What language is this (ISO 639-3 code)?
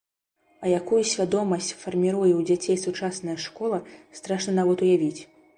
bel